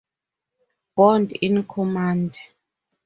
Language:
English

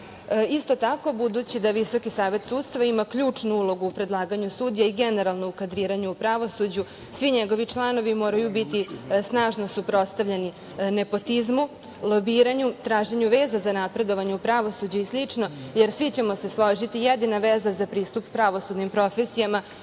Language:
Serbian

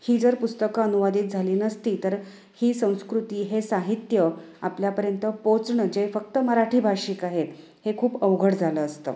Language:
Marathi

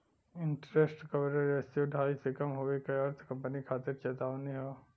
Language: Bhojpuri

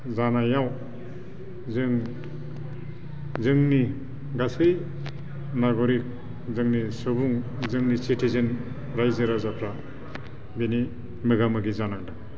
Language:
Bodo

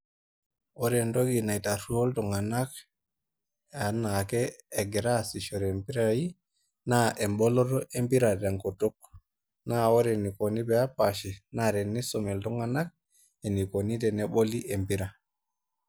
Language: Masai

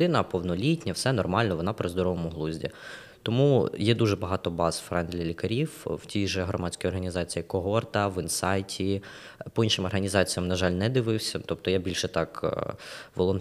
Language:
Ukrainian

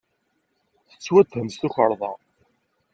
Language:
Kabyle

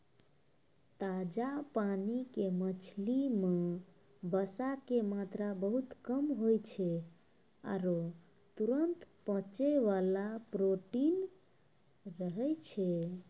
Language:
Maithili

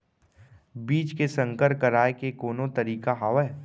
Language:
Chhattisgarhi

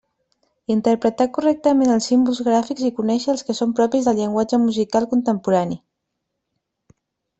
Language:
Catalan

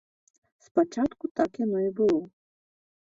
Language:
Belarusian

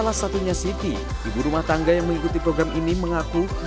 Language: Indonesian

